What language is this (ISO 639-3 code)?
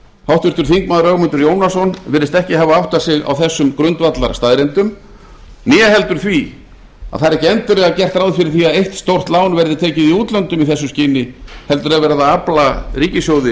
isl